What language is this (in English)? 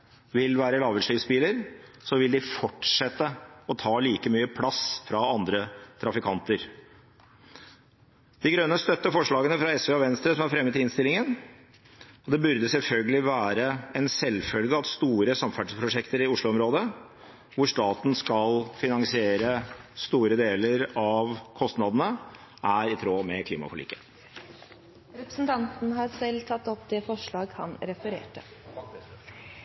Norwegian Bokmål